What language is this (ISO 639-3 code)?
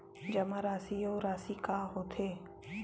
hne